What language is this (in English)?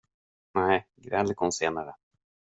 Swedish